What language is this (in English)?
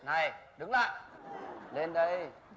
Vietnamese